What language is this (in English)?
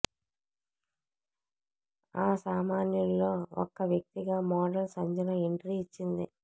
Telugu